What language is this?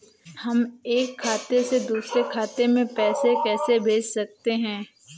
Hindi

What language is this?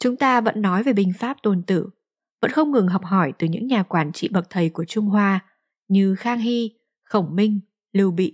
Vietnamese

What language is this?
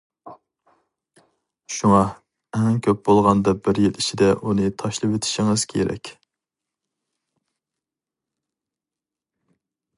Uyghur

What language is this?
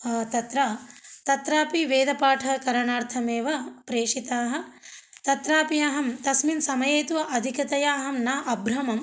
Sanskrit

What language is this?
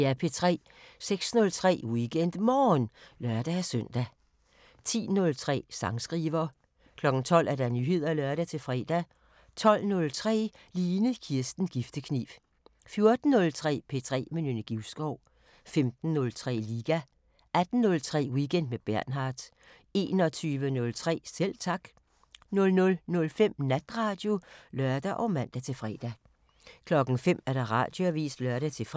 Danish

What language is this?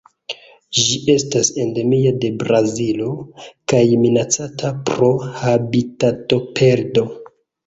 Esperanto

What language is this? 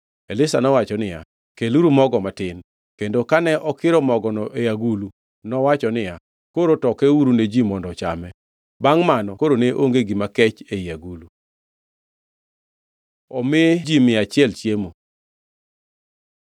Luo (Kenya and Tanzania)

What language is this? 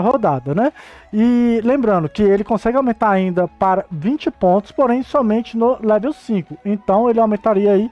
Portuguese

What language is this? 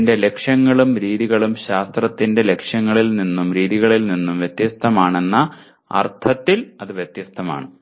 Malayalam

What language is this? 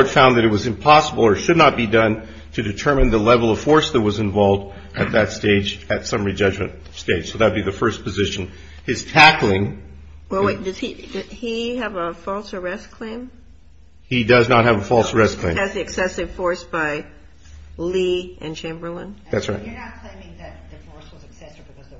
English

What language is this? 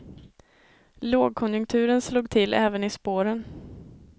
Swedish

